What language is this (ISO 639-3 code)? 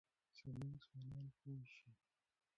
pus